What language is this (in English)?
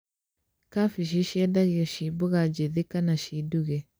Kikuyu